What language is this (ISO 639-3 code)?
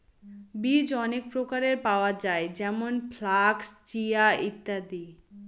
ben